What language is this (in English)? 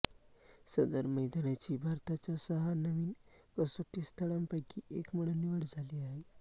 Marathi